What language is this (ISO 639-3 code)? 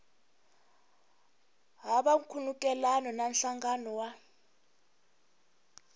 tso